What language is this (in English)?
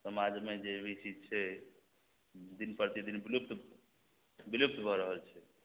Maithili